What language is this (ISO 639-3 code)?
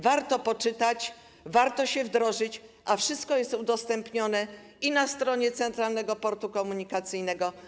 pol